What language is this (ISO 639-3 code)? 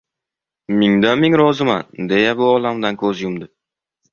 uzb